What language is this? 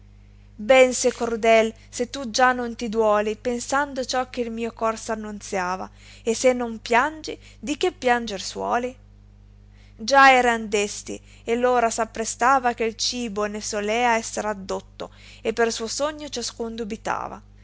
Italian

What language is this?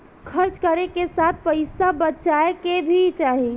Bhojpuri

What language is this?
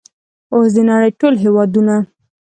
Pashto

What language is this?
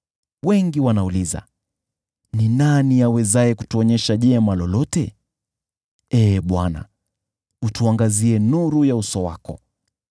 Swahili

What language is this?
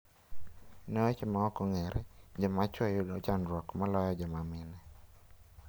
Luo (Kenya and Tanzania)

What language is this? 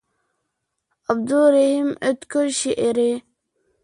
Uyghur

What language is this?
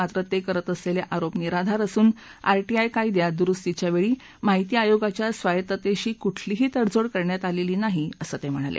Marathi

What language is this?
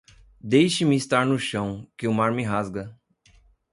Portuguese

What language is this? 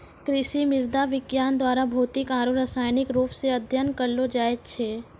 Maithili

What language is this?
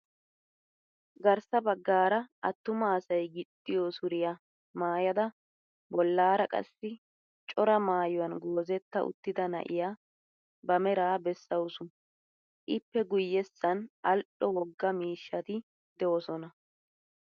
Wolaytta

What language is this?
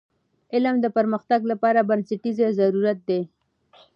Pashto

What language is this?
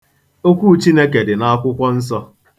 Igbo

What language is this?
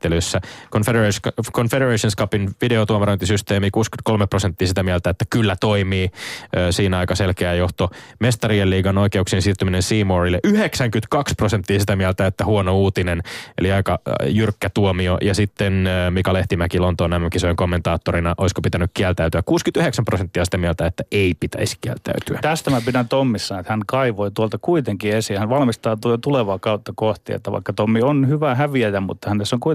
Finnish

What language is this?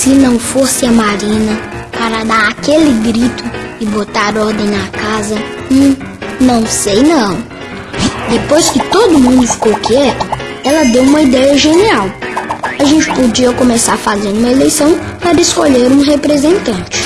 Portuguese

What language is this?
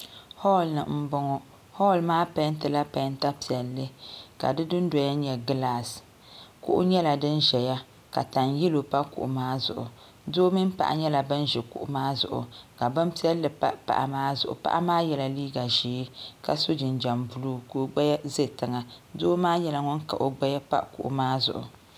Dagbani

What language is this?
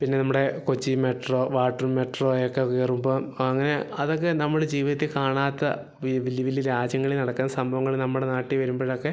Malayalam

